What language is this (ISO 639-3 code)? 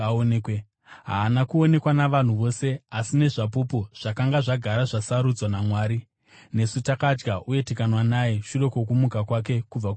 sna